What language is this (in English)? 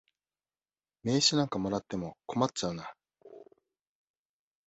Japanese